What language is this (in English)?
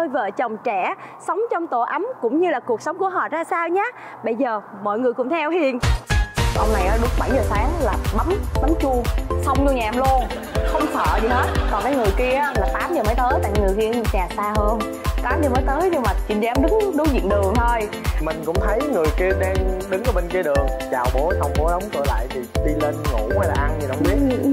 Vietnamese